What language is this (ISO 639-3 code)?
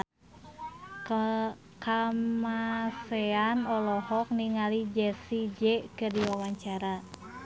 sun